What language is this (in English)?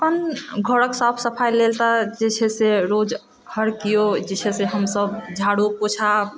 Maithili